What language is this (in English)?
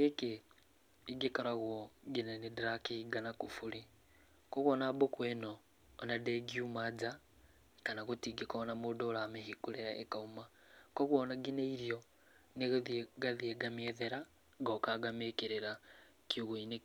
Kikuyu